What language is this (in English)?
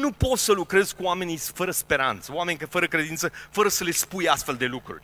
Romanian